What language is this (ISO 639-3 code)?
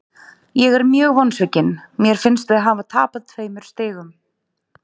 isl